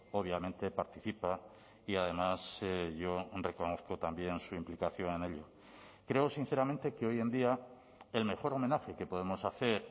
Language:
Spanish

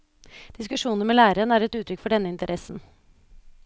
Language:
Norwegian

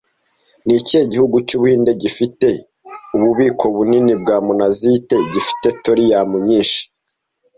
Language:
Kinyarwanda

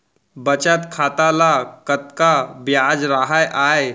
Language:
Chhattisgarhi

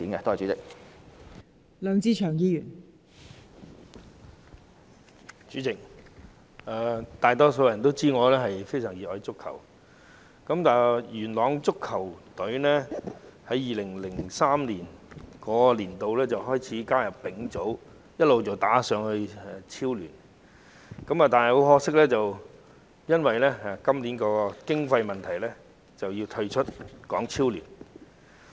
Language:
Cantonese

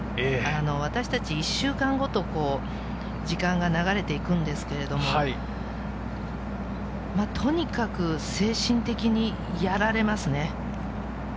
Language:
Japanese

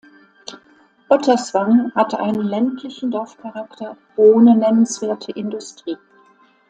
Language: German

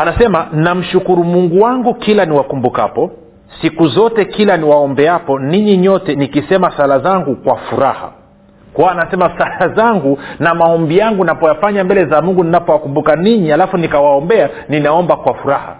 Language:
Swahili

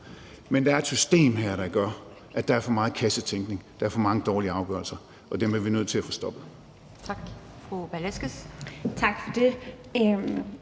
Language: Danish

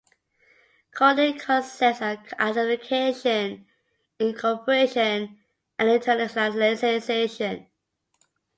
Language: English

